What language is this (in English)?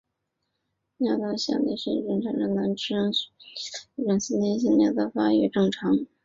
Chinese